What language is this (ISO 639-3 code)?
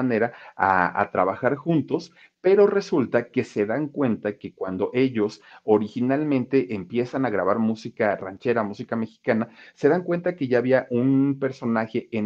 spa